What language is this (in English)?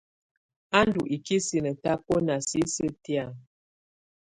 Tunen